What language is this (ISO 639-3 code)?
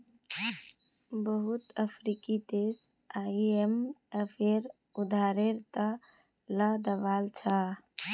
mag